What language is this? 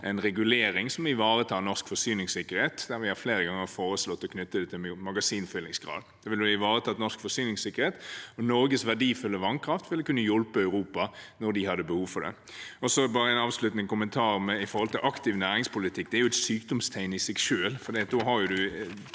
Norwegian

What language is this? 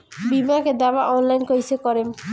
Bhojpuri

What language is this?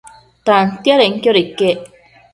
Matsés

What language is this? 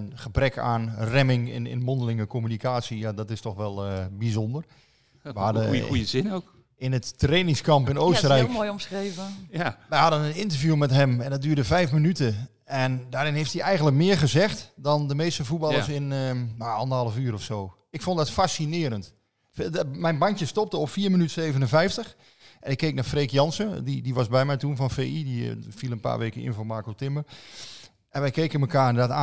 Dutch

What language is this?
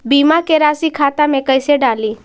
Magahi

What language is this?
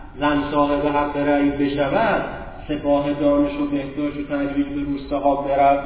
Persian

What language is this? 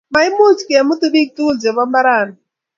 Kalenjin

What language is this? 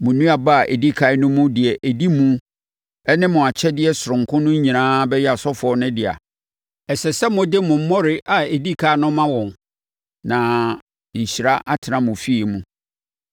Akan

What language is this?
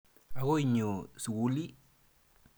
Kalenjin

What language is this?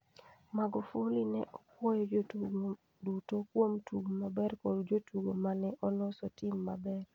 Luo (Kenya and Tanzania)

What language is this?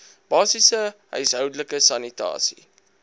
Afrikaans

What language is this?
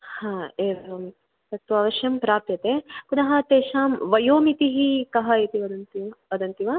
Sanskrit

